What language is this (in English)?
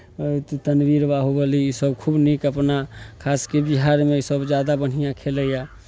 Maithili